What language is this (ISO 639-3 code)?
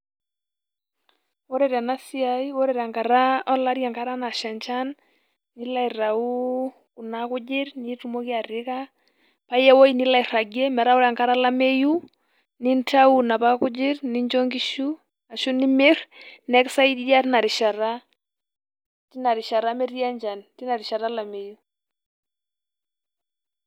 mas